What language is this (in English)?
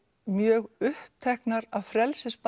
Icelandic